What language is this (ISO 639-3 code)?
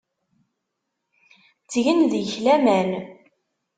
kab